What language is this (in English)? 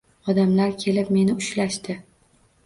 Uzbek